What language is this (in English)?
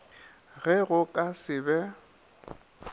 Northern Sotho